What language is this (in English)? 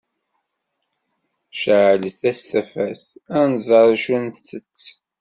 Kabyle